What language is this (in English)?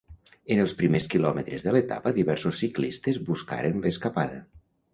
Catalan